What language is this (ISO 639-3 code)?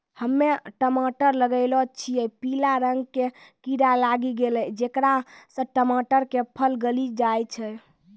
mai